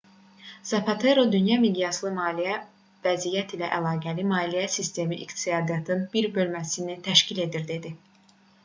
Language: Azerbaijani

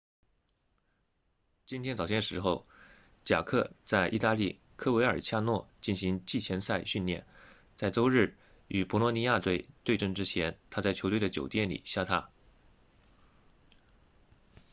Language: Chinese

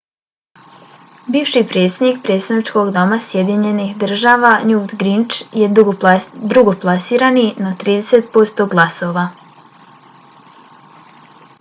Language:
Bosnian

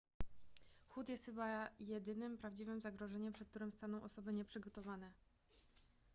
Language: Polish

